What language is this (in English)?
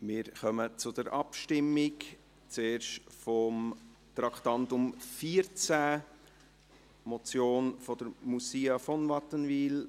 Swiss German